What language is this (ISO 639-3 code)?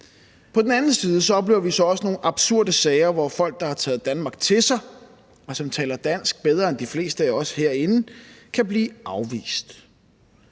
dan